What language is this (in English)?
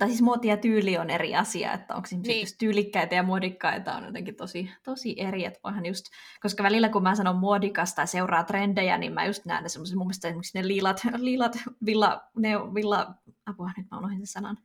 Finnish